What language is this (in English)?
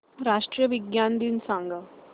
Marathi